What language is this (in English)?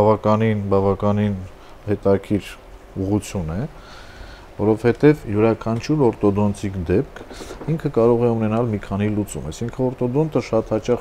Romanian